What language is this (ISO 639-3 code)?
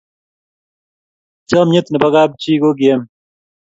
kln